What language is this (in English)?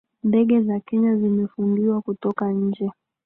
Swahili